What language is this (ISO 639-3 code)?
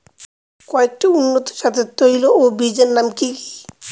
ben